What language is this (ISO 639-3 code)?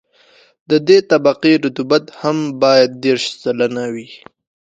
pus